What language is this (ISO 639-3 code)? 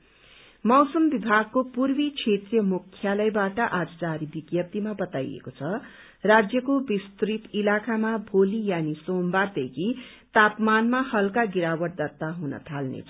nep